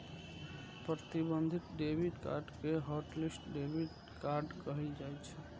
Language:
Maithili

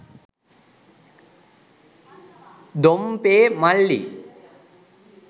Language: Sinhala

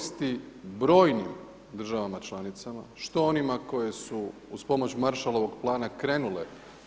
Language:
Croatian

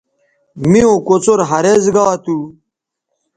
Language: Bateri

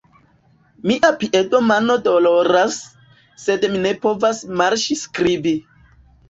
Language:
Esperanto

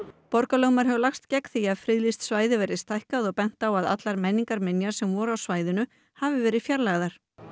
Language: Icelandic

